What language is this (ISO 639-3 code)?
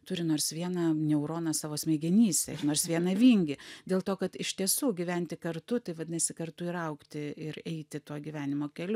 lit